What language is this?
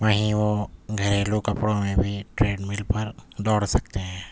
Urdu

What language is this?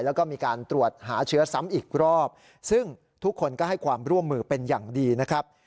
Thai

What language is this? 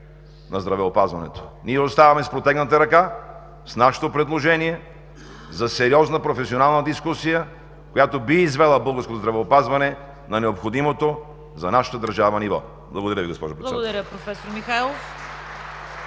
Bulgarian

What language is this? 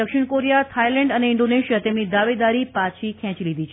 Gujarati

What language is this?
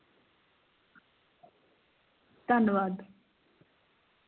Punjabi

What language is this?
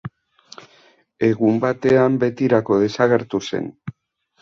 Basque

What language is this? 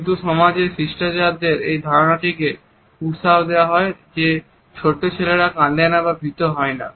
Bangla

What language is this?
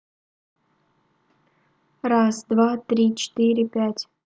Russian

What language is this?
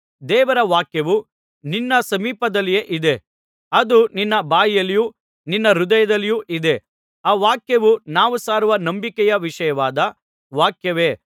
Kannada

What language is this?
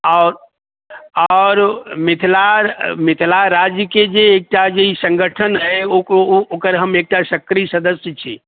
Maithili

